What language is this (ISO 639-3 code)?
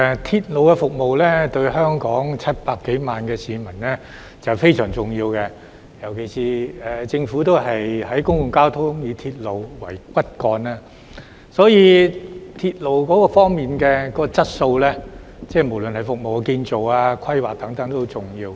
yue